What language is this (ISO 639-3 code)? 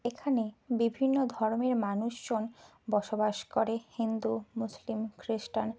ben